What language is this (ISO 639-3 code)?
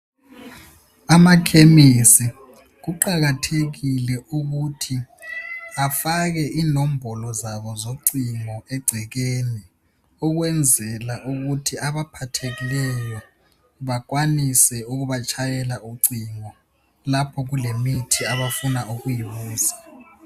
nde